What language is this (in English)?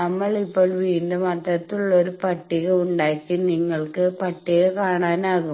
Malayalam